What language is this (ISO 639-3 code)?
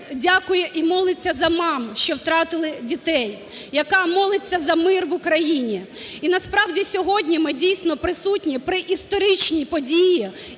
ukr